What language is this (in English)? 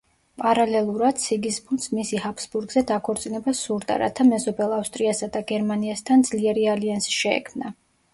Georgian